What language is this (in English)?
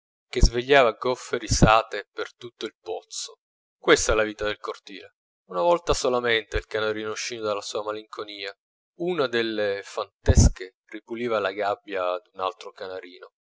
Italian